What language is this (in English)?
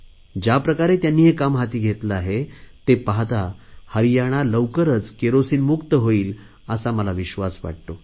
Marathi